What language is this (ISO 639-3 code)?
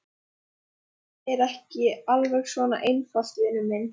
isl